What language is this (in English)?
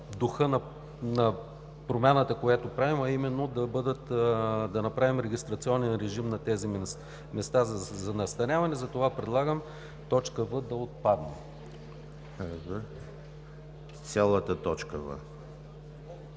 Bulgarian